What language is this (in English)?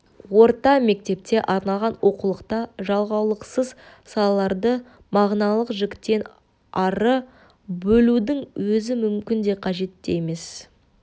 Kazakh